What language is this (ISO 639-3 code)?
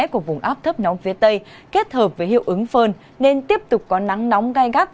vie